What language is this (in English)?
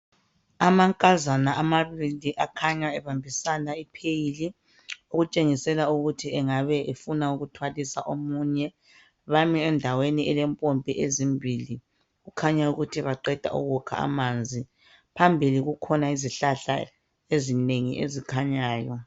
North Ndebele